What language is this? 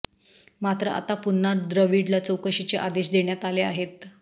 Marathi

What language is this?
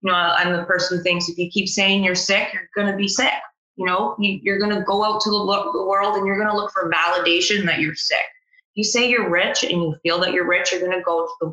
English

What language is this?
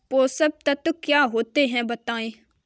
Hindi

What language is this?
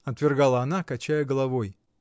Russian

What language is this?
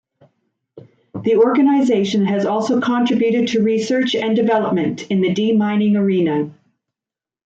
English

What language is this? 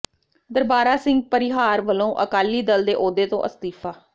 Punjabi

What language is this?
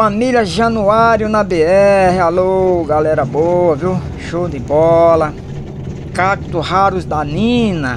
Portuguese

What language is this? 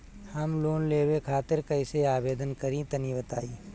Bhojpuri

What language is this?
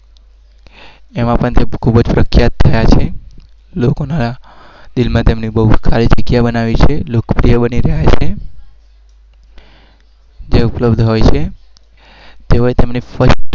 Gujarati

